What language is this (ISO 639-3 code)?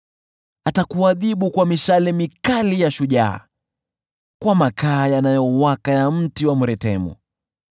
swa